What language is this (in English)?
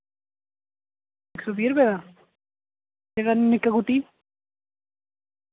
Dogri